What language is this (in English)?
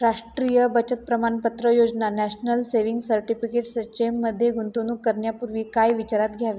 Marathi